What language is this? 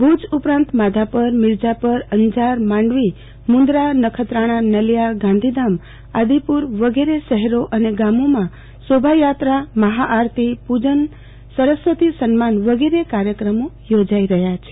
Gujarati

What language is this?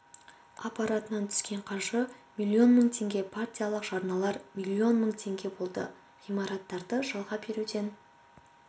Kazakh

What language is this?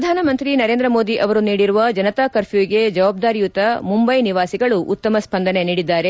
Kannada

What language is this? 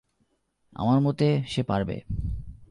Bangla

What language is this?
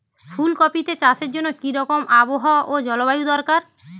Bangla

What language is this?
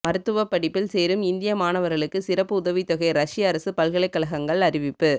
Tamil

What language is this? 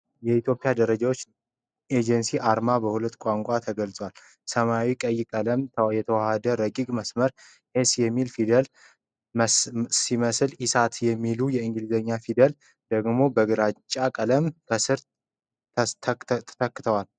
Amharic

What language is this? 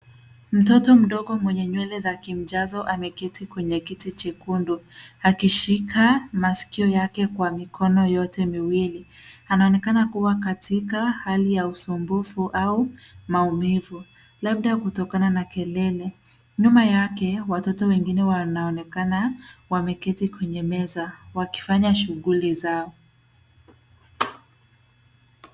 Swahili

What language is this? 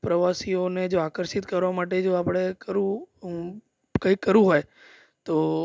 Gujarati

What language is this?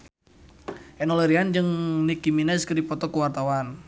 Sundanese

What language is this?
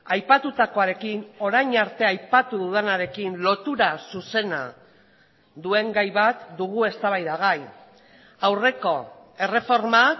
Basque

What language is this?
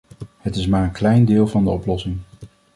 Dutch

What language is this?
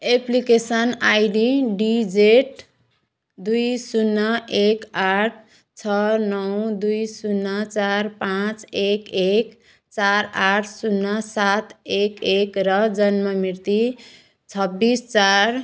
Nepali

